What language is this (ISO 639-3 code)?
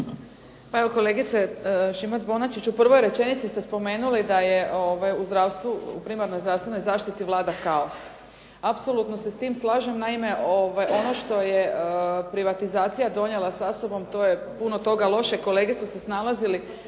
hrv